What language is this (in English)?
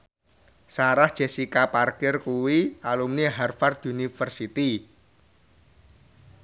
Javanese